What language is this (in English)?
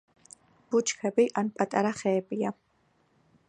Georgian